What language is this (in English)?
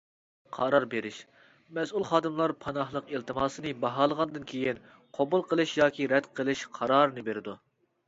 Uyghur